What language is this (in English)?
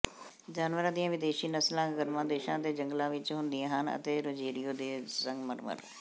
Punjabi